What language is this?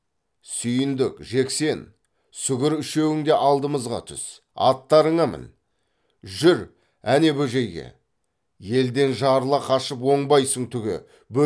Kazakh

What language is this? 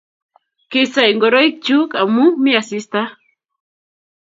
Kalenjin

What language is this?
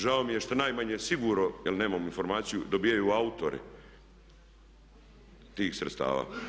Croatian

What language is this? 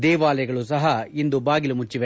Kannada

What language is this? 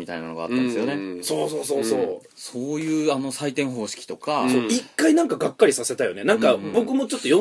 Japanese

